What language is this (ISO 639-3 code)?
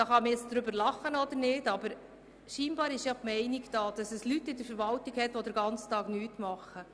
gsw